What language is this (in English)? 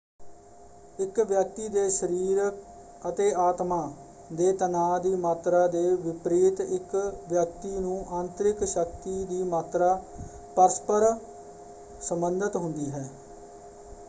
Punjabi